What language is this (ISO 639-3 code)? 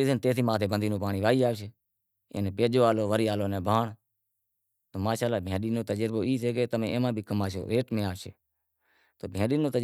kxp